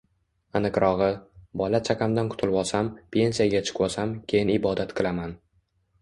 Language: Uzbek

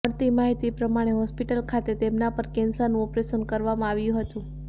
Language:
Gujarati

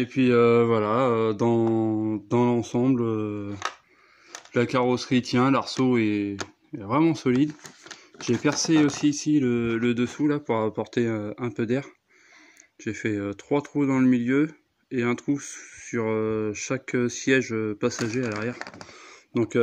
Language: French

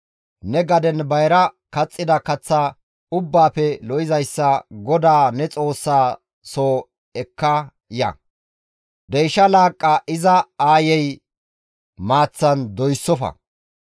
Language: Gamo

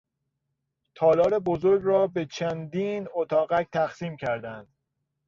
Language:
Persian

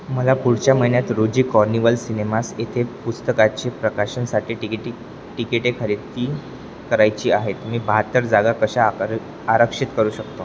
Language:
Marathi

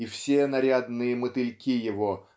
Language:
Russian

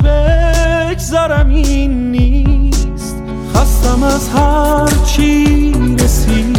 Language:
Persian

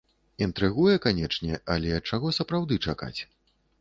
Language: Belarusian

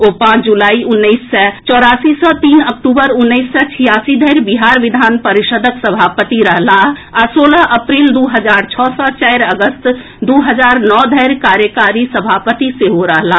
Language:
Maithili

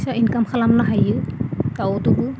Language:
Bodo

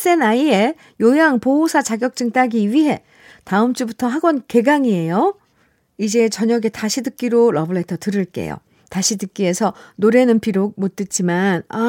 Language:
Korean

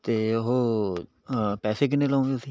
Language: Punjabi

